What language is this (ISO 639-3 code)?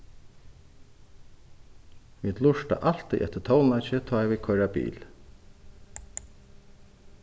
fao